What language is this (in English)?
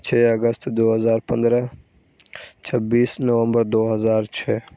Urdu